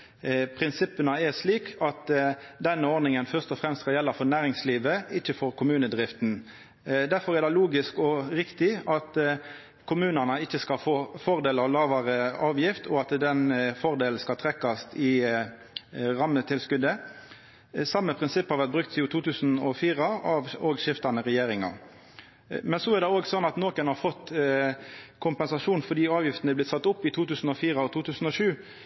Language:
Norwegian Nynorsk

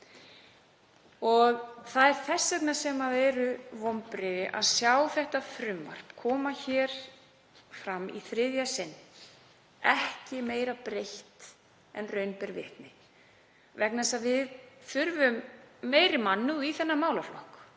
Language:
Icelandic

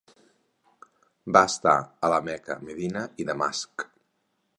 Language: Catalan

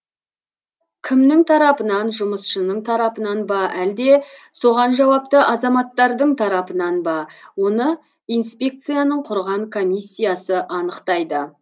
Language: Kazakh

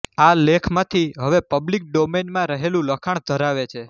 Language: Gujarati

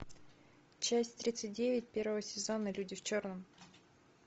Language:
Russian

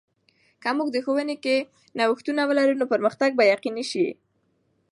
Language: Pashto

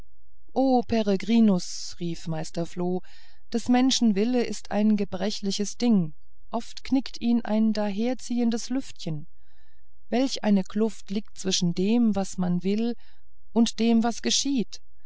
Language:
German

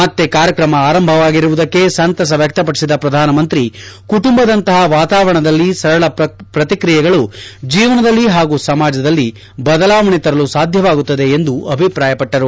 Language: Kannada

